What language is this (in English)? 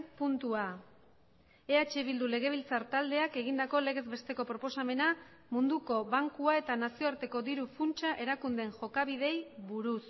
Basque